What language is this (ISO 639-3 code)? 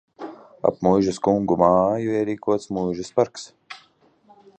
lav